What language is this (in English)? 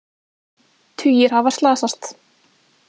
Icelandic